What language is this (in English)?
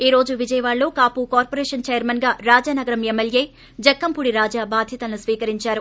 Telugu